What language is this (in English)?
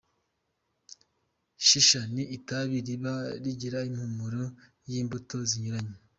Kinyarwanda